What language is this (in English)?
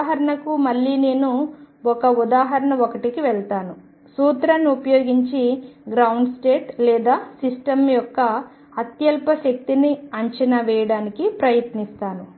Telugu